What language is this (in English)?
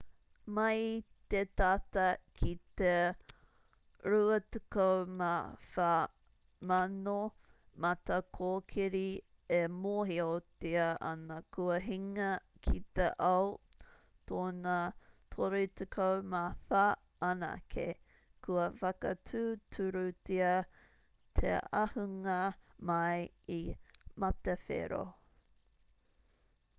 Māori